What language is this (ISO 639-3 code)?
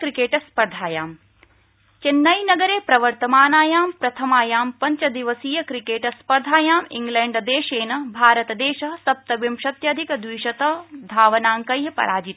san